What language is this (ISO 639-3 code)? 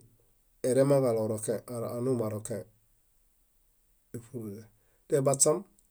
bda